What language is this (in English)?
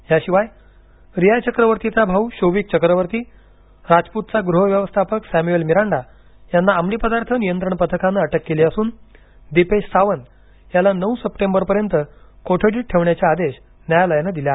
Marathi